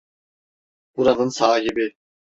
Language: Turkish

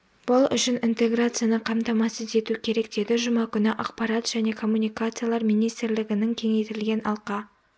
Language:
Kazakh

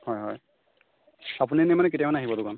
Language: Assamese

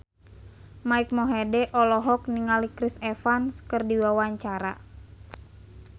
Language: Sundanese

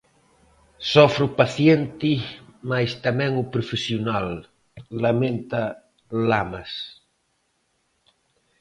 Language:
Galician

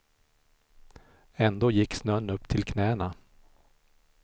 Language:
Swedish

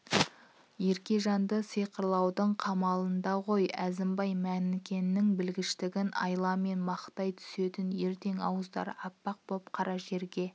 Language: Kazakh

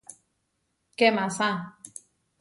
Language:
Huarijio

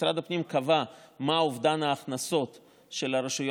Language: Hebrew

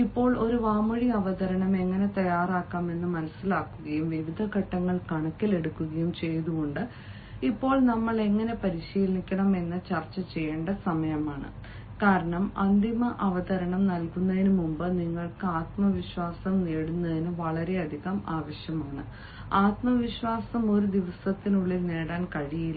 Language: Malayalam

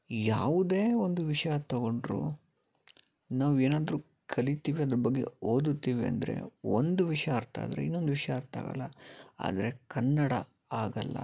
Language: Kannada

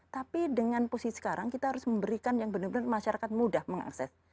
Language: Indonesian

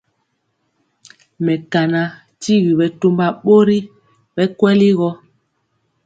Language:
Mpiemo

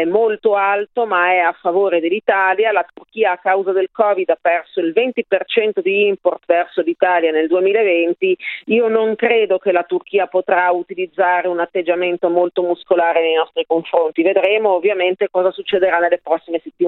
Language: Italian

